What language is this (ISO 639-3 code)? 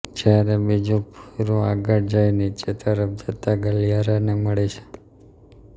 guj